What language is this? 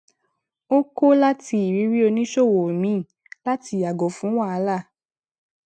Yoruba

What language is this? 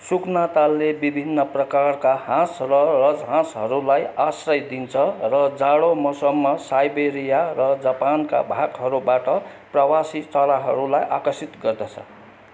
Nepali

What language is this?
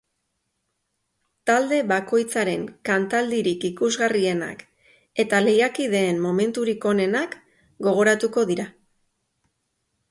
Basque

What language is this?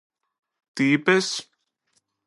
Greek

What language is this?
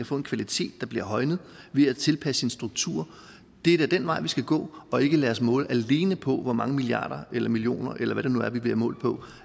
Danish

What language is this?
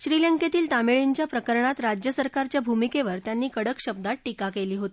Marathi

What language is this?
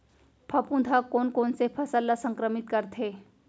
Chhattisgarhi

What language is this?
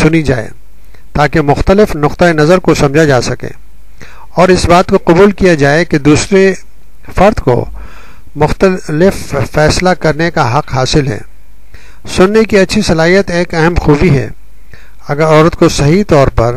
Hindi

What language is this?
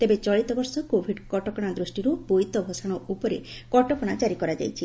Odia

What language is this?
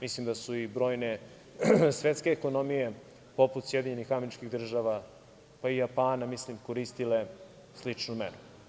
Serbian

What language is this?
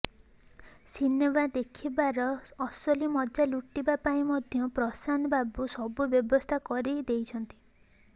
Odia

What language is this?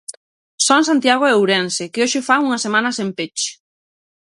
Galician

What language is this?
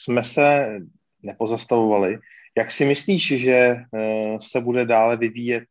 Czech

